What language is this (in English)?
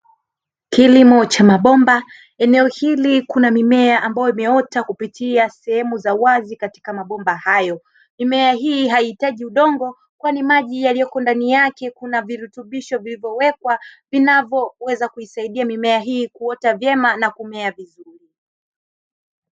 Swahili